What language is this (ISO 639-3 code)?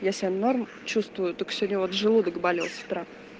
rus